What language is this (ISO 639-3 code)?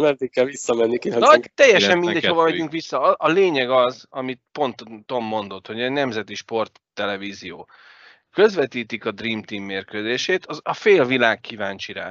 hun